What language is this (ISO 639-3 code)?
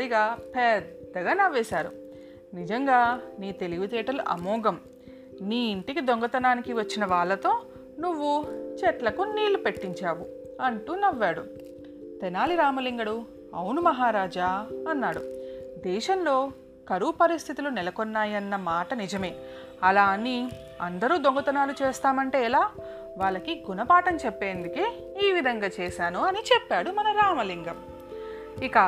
tel